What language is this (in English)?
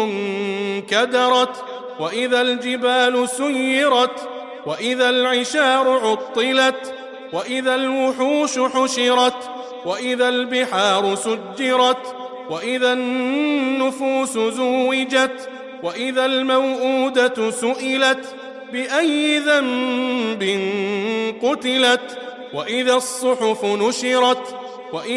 Arabic